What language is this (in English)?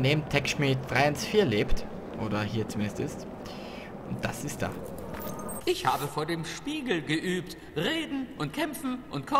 German